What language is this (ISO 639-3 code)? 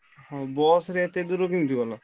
ori